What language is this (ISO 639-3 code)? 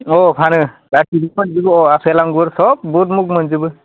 brx